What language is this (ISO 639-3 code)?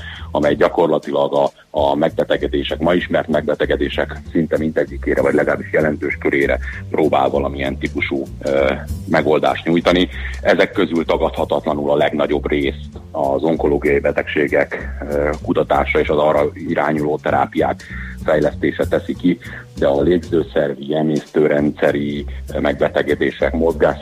hun